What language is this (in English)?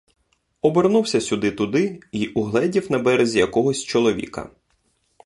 Ukrainian